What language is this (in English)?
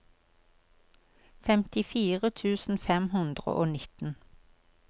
Norwegian